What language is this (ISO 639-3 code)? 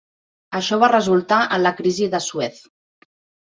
cat